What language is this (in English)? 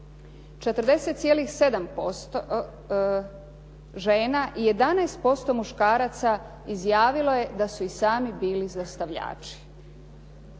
Croatian